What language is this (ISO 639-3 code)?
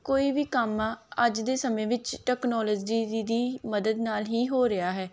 pan